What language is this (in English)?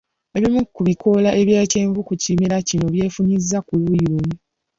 Ganda